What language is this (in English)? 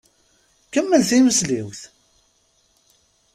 Kabyle